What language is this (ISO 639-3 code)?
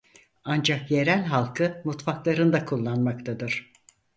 tur